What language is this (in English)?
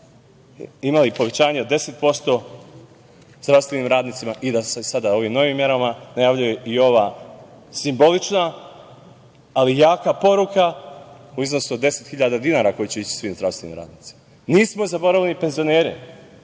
Serbian